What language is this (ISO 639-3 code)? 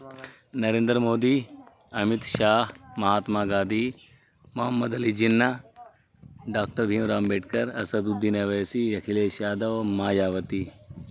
urd